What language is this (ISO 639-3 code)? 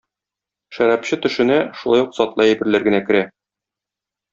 tat